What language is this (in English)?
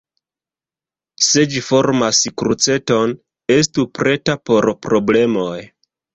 Esperanto